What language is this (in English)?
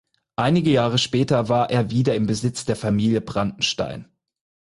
German